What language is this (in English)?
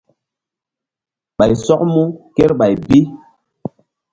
Mbum